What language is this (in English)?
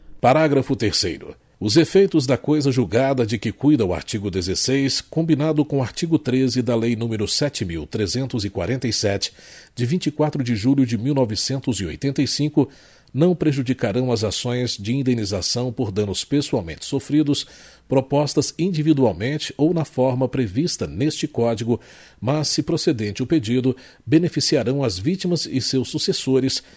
Portuguese